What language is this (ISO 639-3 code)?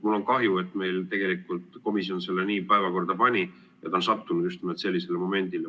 est